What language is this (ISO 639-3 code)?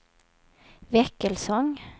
swe